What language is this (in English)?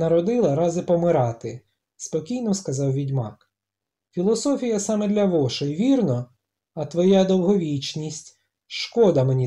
Ukrainian